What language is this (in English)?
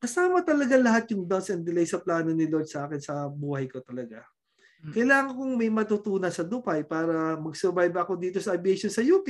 Filipino